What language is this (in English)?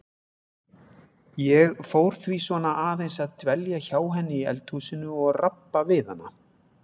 Icelandic